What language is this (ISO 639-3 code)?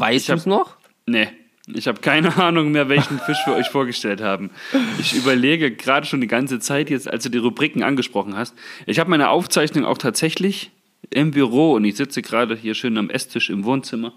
deu